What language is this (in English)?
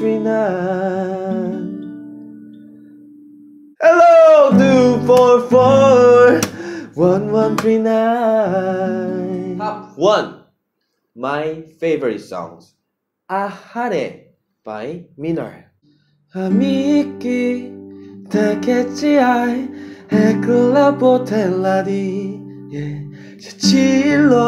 Korean